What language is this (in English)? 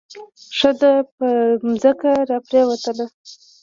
Pashto